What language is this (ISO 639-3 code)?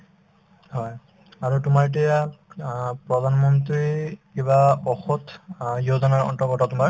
asm